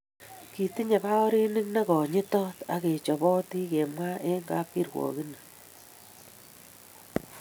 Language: Kalenjin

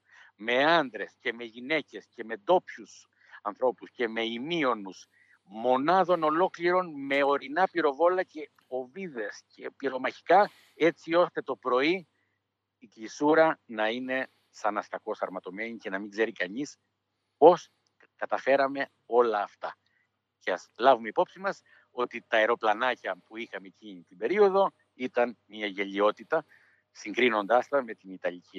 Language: Greek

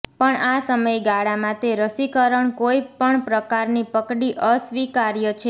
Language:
Gujarati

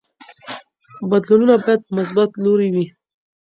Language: Pashto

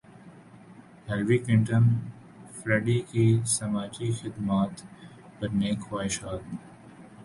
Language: Urdu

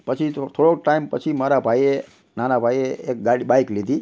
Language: Gujarati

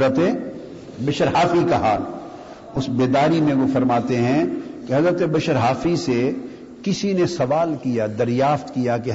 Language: Urdu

